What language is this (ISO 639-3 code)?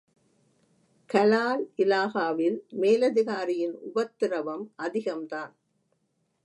tam